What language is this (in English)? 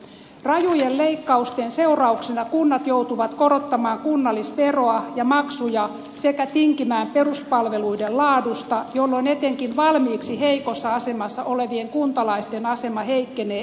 Finnish